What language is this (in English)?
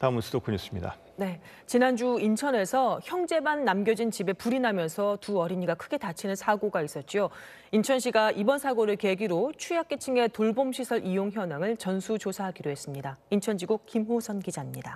Korean